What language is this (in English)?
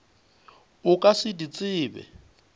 Northern Sotho